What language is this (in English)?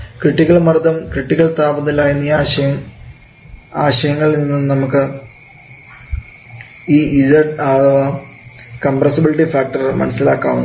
Malayalam